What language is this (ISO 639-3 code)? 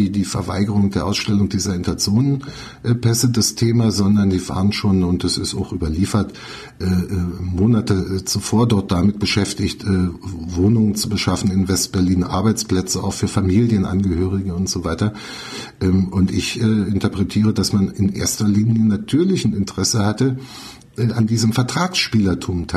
deu